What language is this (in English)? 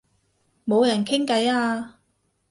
Cantonese